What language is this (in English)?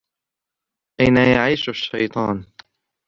Arabic